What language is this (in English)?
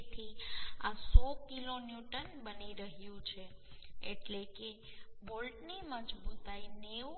Gujarati